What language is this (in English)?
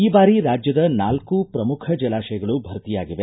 Kannada